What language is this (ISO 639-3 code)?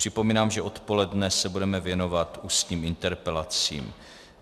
ces